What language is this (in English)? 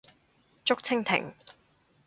Cantonese